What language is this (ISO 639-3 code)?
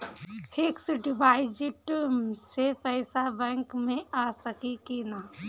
bho